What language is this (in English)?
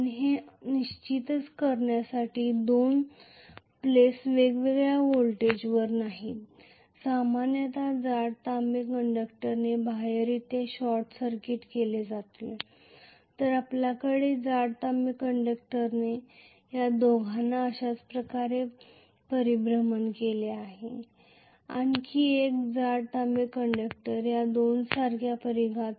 Marathi